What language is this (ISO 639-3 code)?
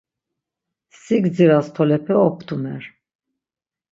lzz